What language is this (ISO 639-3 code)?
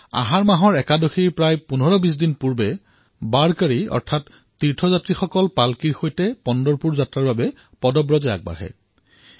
asm